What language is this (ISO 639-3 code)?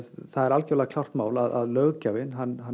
isl